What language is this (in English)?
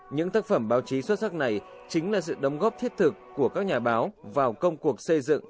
Vietnamese